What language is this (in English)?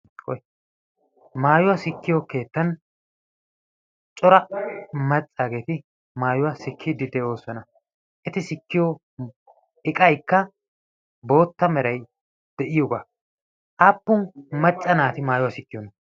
Wolaytta